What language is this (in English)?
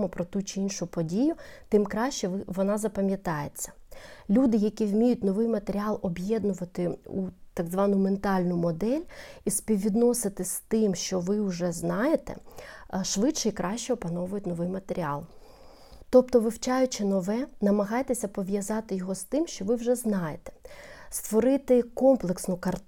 Ukrainian